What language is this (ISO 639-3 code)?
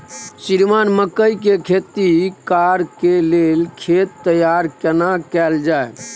mai